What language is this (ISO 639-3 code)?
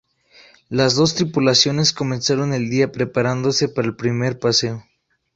spa